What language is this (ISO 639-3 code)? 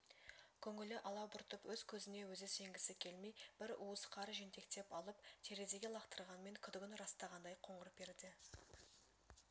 kaz